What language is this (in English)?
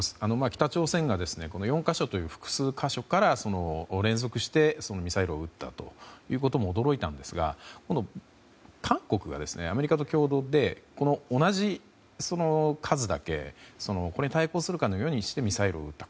Japanese